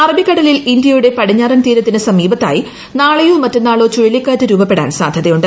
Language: Malayalam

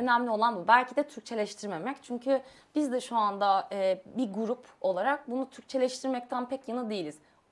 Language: Turkish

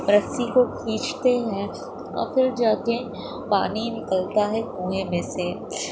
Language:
Urdu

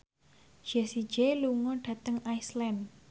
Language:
Javanese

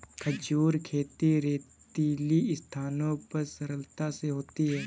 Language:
Hindi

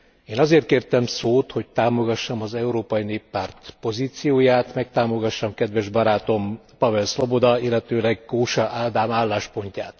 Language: Hungarian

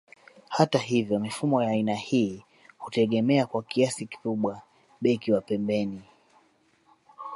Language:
Swahili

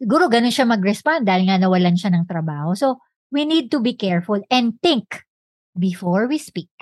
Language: Filipino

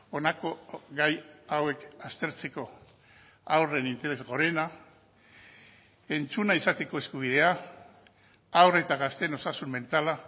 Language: Basque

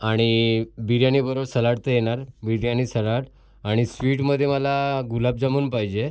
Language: Marathi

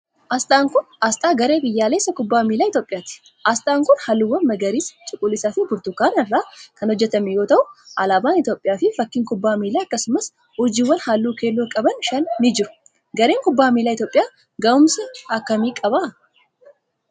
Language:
Oromo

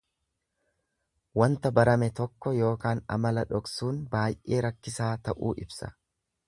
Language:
Oromo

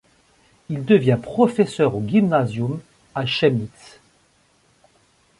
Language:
French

